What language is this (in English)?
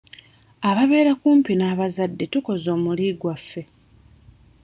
Ganda